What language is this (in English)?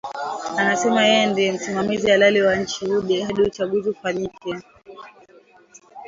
Swahili